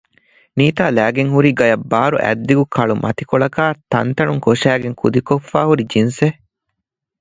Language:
Divehi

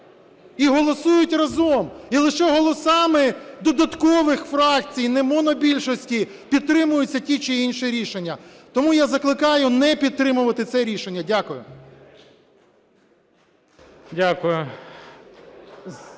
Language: Ukrainian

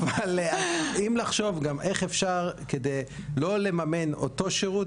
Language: Hebrew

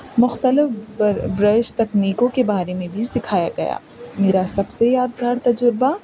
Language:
Urdu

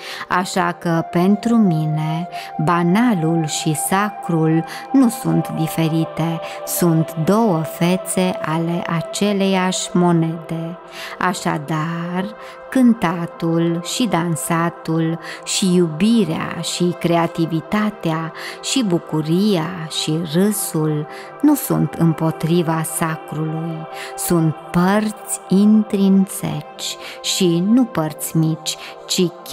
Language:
Romanian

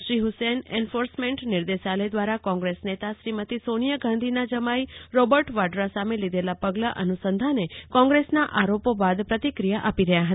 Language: Gujarati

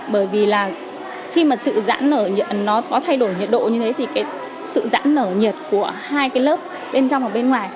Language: Vietnamese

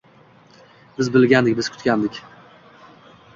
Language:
Uzbek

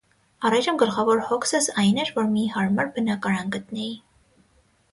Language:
Armenian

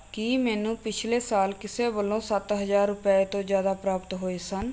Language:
Punjabi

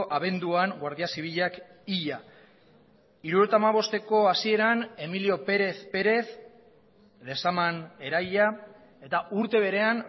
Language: Basque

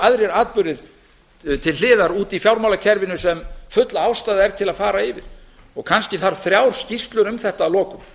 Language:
Icelandic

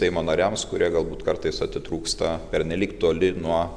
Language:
Lithuanian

